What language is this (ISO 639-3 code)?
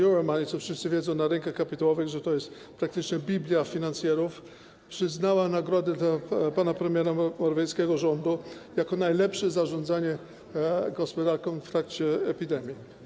pol